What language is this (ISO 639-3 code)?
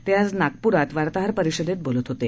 mar